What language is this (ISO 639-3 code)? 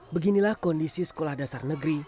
ind